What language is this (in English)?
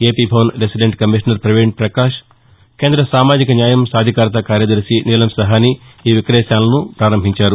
Telugu